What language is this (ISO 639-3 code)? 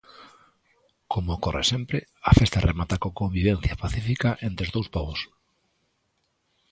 glg